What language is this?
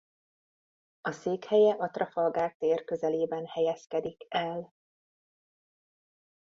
Hungarian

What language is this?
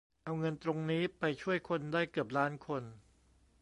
Thai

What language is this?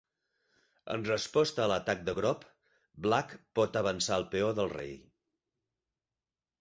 Catalan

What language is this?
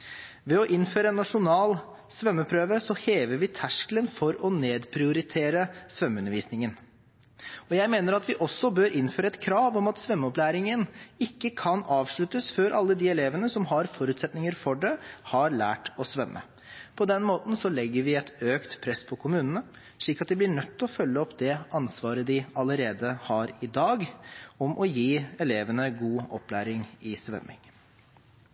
Norwegian Bokmål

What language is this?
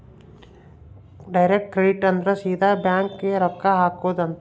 Kannada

